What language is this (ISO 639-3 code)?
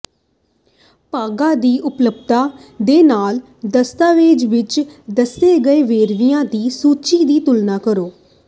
pan